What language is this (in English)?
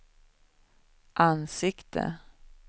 Swedish